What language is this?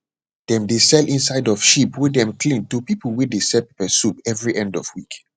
Nigerian Pidgin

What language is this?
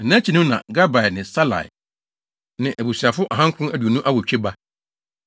Akan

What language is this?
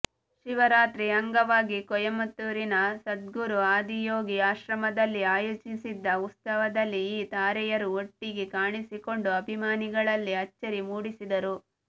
Kannada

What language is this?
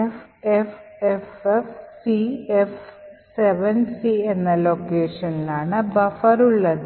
Malayalam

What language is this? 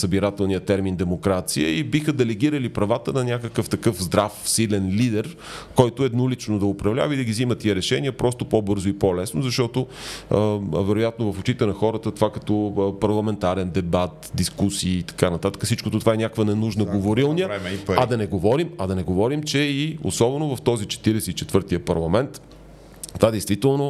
Bulgarian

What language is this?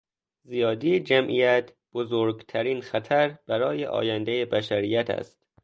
Persian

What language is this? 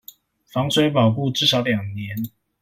Chinese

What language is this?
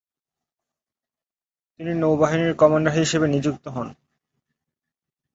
Bangla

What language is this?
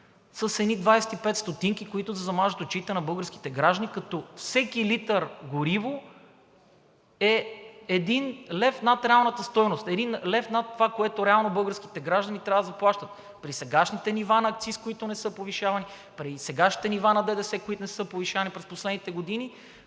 Bulgarian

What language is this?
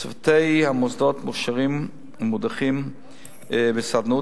Hebrew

